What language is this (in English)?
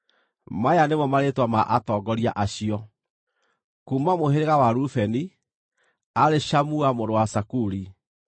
Kikuyu